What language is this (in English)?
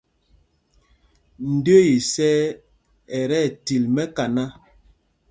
Mpumpong